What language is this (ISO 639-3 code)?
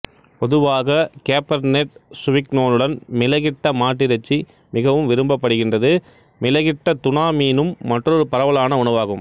tam